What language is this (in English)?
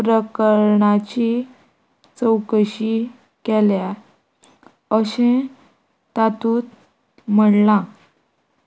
Konkani